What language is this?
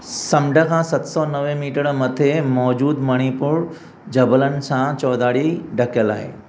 Sindhi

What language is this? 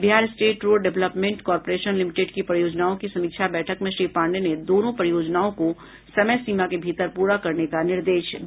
Hindi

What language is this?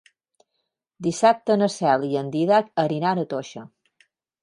Catalan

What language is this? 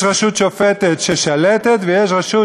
Hebrew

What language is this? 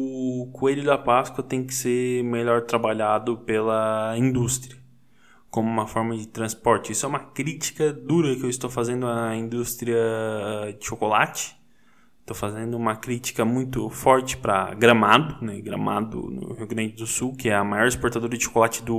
Portuguese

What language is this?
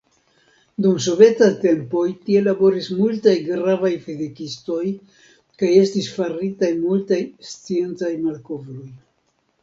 Esperanto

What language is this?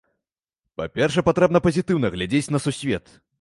Belarusian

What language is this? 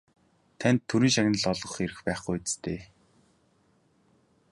Mongolian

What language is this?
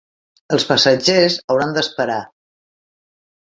Catalan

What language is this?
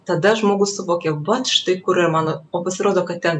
Lithuanian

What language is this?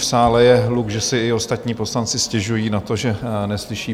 Czech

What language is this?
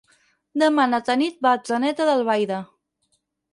Catalan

